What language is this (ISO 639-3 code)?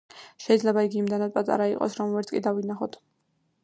kat